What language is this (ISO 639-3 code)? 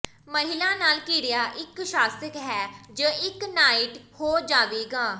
pan